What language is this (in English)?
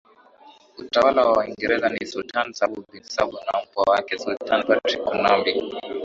Swahili